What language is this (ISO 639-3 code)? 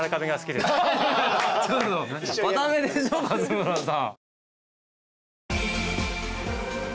jpn